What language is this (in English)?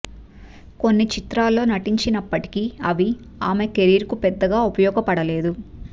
Telugu